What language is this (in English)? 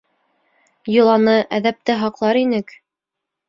Bashkir